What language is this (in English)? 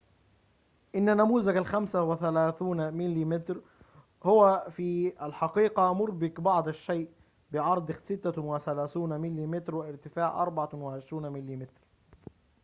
Arabic